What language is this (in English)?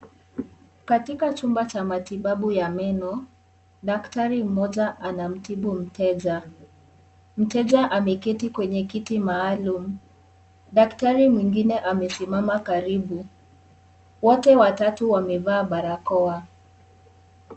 Swahili